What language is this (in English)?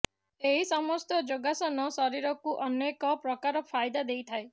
Odia